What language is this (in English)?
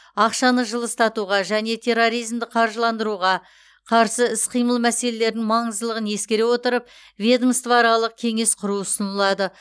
Kazakh